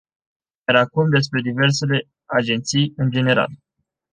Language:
Romanian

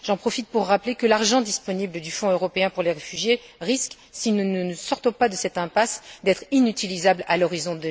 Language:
French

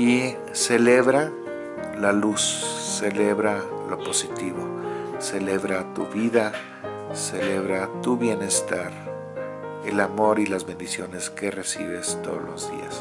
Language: Spanish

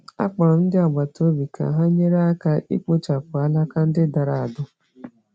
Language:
Igbo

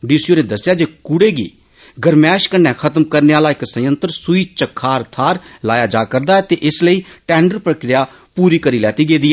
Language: Dogri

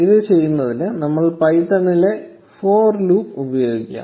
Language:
Malayalam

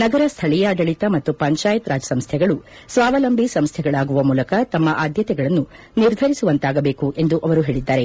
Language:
Kannada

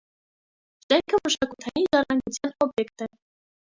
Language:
Armenian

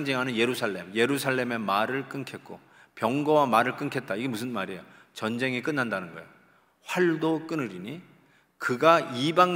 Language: Korean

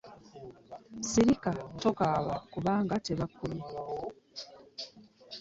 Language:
Ganda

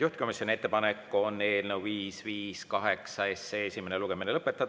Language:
Estonian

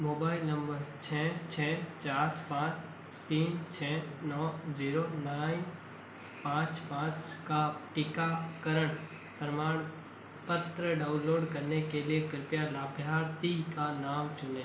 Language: Hindi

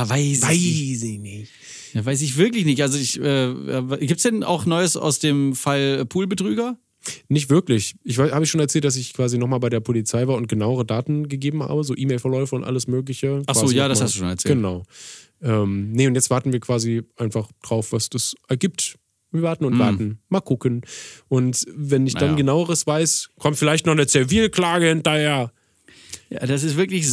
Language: German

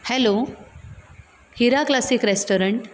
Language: Konkani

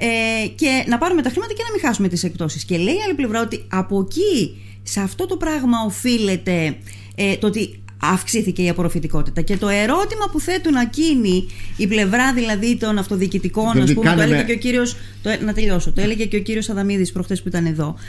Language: Greek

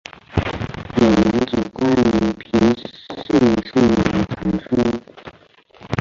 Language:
Chinese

